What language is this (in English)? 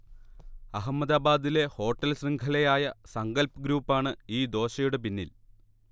Malayalam